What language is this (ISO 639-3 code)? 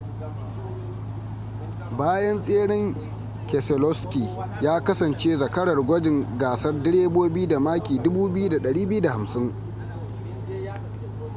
hau